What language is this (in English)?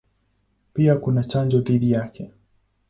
Swahili